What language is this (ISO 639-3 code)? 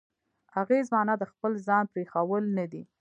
pus